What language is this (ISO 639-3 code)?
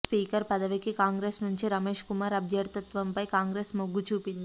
tel